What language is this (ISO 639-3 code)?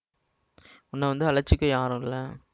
tam